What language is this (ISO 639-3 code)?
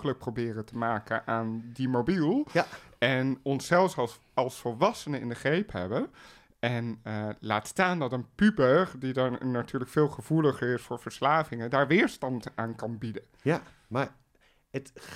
nld